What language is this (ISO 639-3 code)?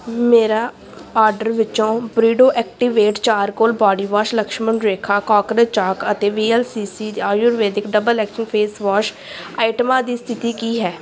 pan